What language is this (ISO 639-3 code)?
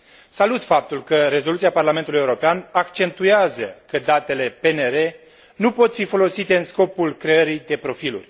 ron